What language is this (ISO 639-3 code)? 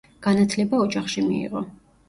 kat